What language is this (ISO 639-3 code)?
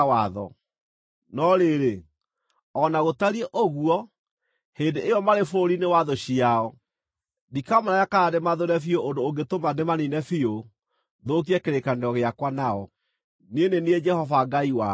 kik